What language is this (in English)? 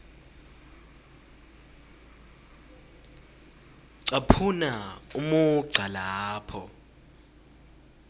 Swati